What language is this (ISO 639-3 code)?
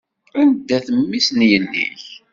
kab